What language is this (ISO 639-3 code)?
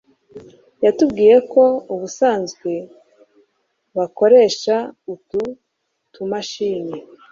kin